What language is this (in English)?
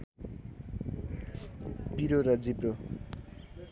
Nepali